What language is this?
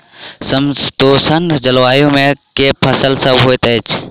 Maithili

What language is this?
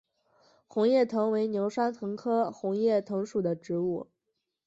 Chinese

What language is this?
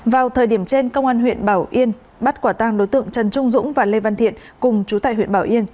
Vietnamese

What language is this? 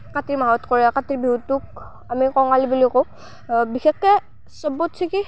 Assamese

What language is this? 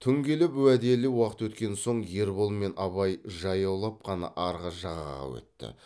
Kazakh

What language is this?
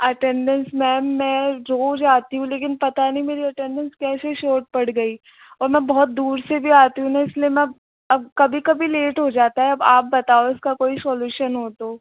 Hindi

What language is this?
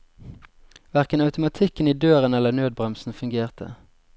Norwegian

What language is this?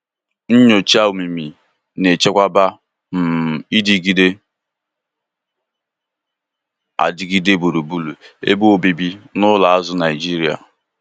Igbo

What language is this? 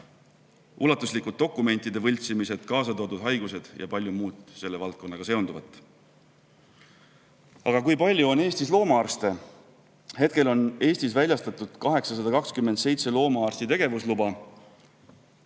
Estonian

